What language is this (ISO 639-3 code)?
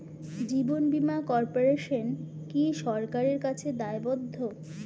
ben